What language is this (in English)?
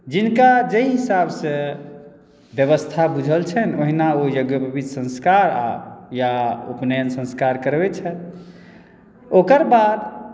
Maithili